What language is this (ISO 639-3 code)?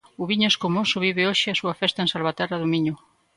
glg